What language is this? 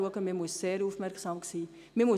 Swiss German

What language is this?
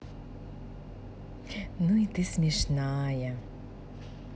Russian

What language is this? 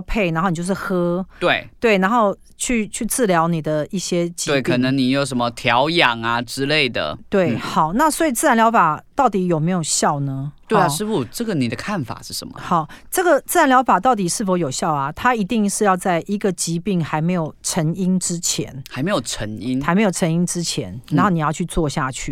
Chinese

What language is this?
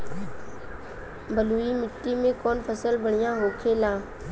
Bhojpuri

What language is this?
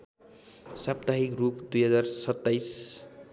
Nepali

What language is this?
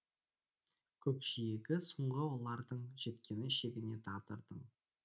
Kazakh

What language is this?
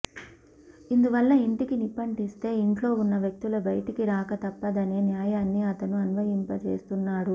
Telugu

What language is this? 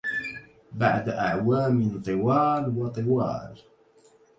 Arabic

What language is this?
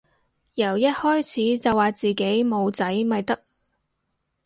Cantonese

